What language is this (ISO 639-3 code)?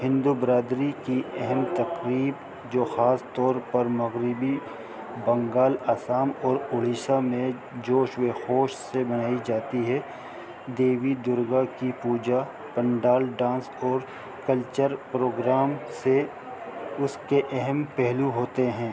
urd